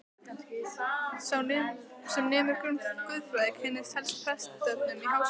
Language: Icelandic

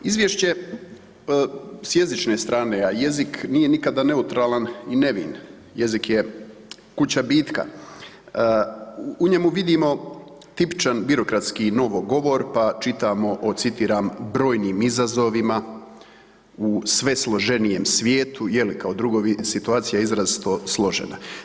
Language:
Croatian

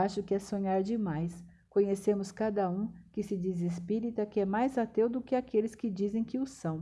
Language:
Portuguese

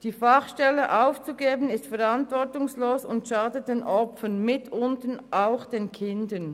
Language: Swiss German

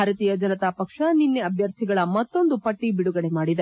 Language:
Kannada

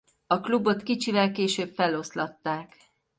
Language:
Hungarian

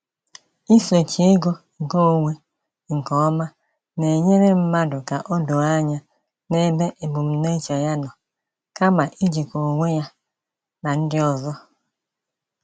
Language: Igbo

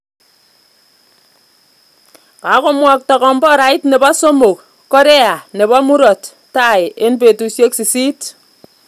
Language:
Kalenjin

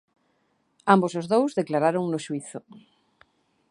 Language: Galician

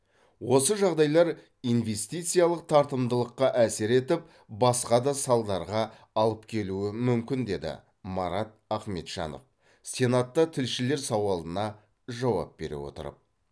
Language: Kazakh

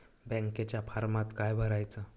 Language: Marathi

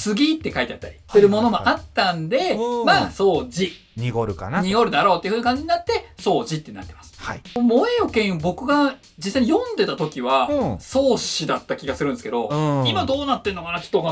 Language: Japanese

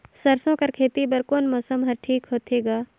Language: Chhattisgarhi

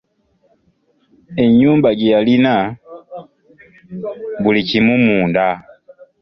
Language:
Ganda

